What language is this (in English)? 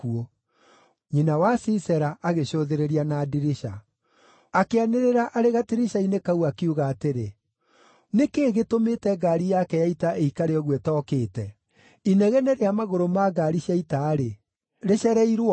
Kikuyu